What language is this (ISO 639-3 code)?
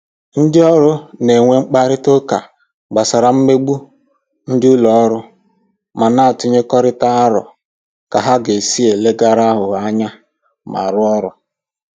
ibo